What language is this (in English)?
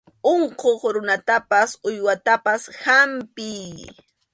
Arequipa-La Unión Quechua